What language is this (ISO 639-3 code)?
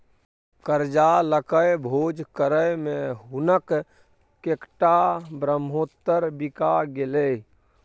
mai